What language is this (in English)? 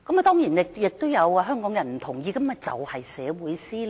Cantonese